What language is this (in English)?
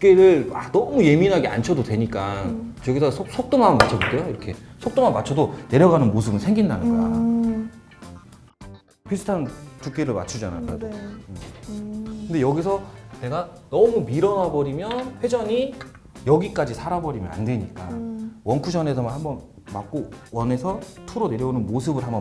Korean